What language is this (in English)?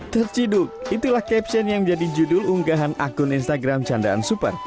Indonesian